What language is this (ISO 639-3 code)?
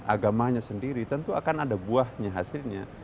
ind